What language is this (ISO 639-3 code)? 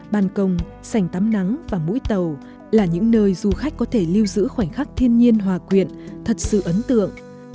vie